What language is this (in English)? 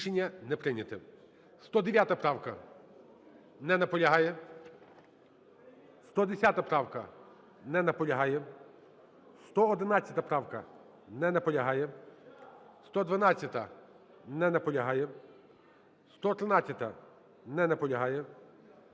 Ukrainian